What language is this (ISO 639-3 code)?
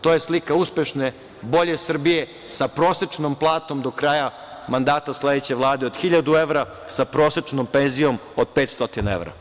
srp